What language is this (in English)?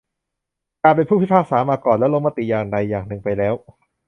Thai